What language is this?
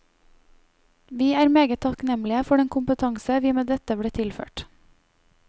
Norwegian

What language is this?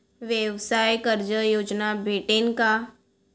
Marathi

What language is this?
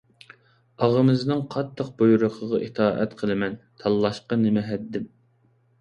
Uyghur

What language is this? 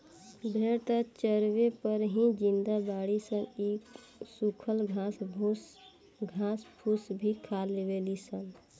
Bhojpuri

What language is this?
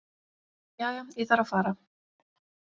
Icelandic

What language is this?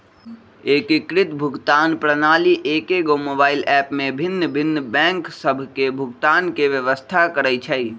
Magahi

